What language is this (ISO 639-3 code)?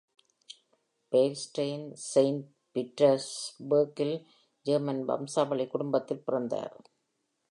tam